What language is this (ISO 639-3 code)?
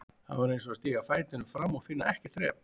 isl